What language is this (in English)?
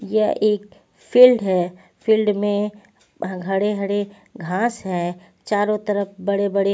Hindi